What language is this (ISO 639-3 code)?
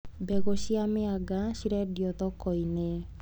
kik